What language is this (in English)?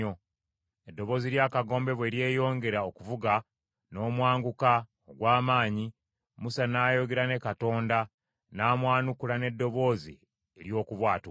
Ganda